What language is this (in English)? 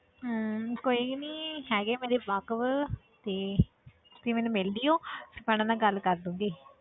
Punjabi